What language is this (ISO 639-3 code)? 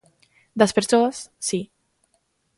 glg